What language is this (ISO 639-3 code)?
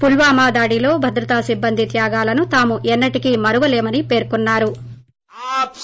tel